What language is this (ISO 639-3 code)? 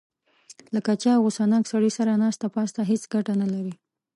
pus